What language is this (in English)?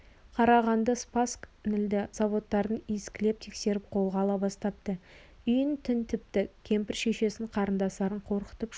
Kazakh